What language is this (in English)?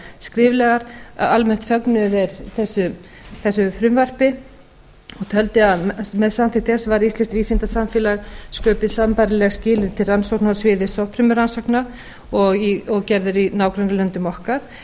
Icelandic